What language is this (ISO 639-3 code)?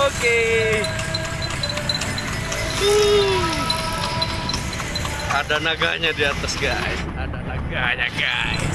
ind